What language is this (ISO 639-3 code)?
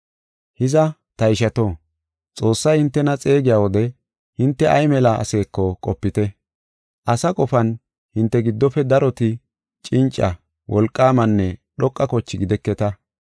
gof